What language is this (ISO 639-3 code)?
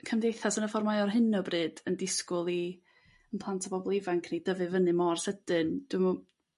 cym